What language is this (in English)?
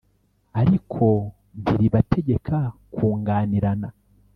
Kinyarwanda